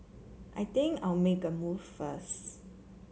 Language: English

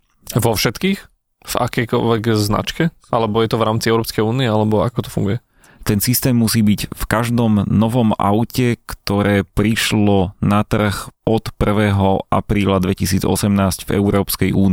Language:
Slovak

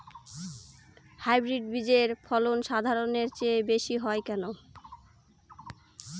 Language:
Bangla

